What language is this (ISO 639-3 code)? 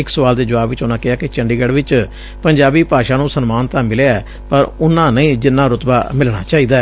pan